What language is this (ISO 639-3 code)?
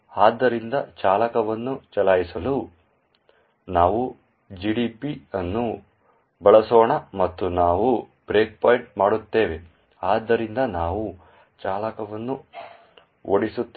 kan